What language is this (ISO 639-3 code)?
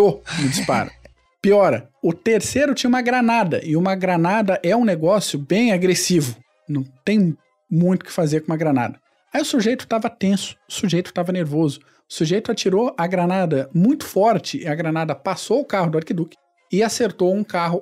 por